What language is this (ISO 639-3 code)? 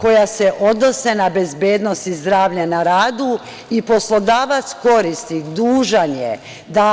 srp